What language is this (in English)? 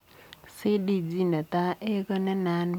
Kalenjin